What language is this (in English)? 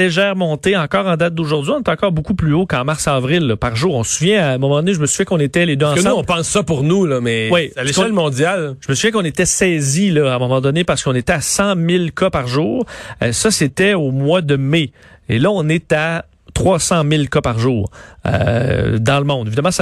French